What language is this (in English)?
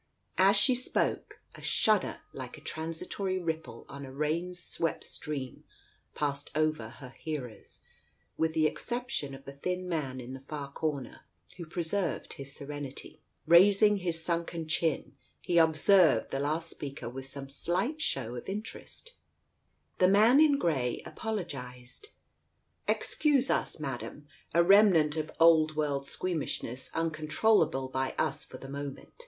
English